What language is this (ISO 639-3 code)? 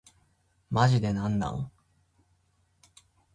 jpn